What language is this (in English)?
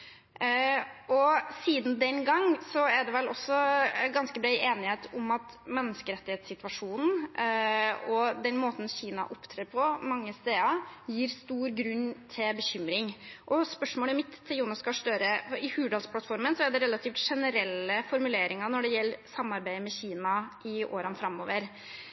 Norwegian Bokmål